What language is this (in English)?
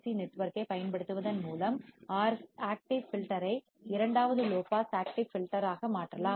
Tamil